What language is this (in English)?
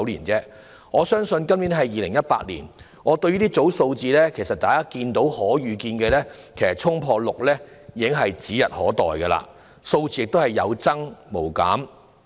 Cantonese